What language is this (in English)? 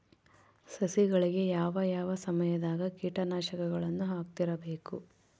Kannada